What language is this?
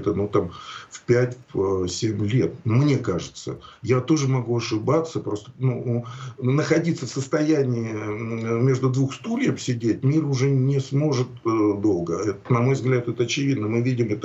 Russian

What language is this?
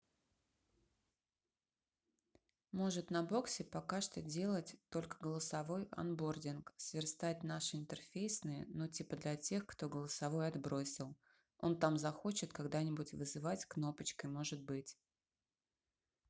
Russian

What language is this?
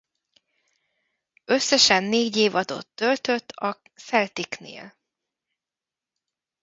Hungarian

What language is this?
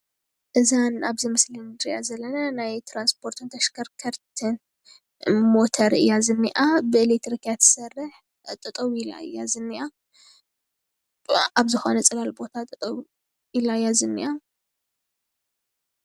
Tigrinya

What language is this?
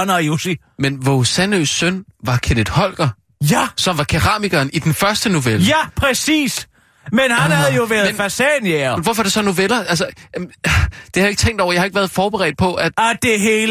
Danish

